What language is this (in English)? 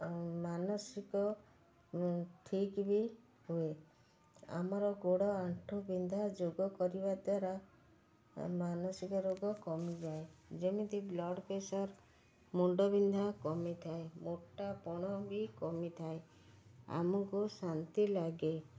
Odia